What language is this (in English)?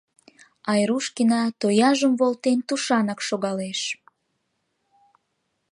Mari